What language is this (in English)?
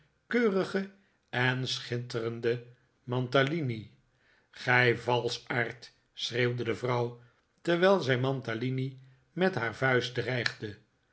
Dutch